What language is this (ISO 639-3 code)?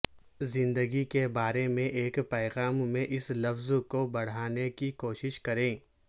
urd